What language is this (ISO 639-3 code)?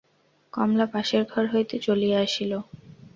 ben